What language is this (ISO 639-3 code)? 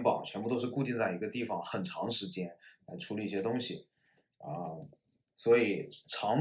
zho